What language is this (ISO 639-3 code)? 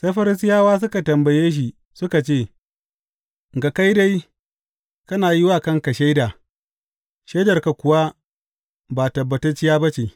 hau